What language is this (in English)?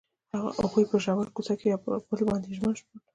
Pashto